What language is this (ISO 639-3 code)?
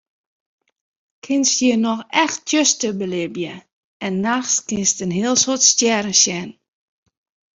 fry